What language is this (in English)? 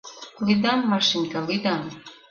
Mari